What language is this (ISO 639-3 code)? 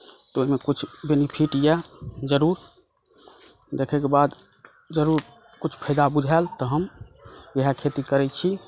mai